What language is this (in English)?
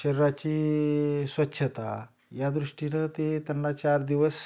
Marathi